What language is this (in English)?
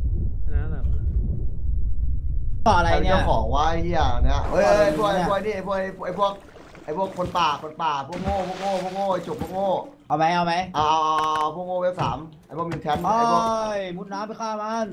Thai